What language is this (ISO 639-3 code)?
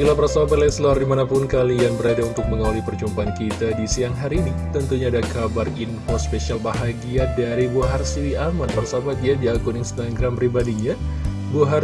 ind